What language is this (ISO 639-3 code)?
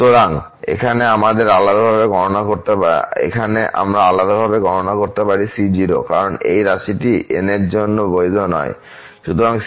ben